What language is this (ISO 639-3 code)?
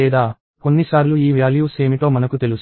tel